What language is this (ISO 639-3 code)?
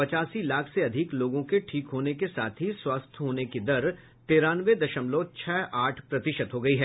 hin